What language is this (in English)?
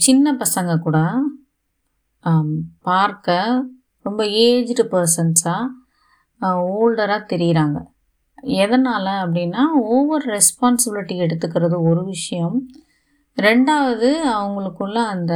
Tamil